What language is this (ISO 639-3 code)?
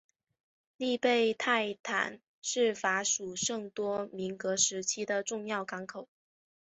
zho